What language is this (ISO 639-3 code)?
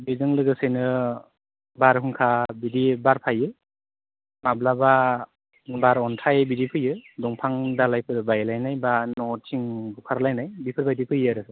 brx